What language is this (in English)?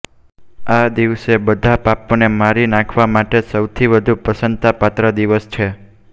Gujarati